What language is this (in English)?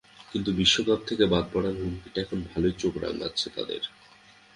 Bangla